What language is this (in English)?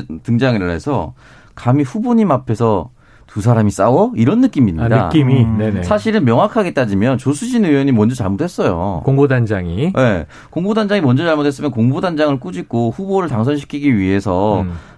Korean